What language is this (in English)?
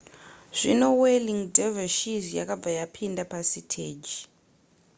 Shona